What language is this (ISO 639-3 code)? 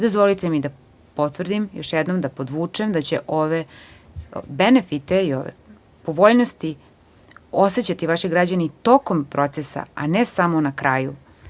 srp